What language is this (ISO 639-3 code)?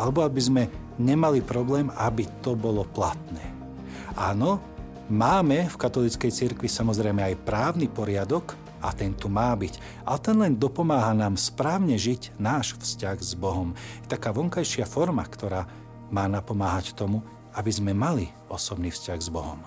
slk